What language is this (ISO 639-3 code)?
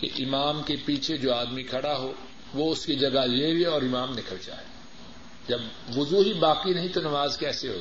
urd